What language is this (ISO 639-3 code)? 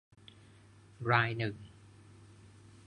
tha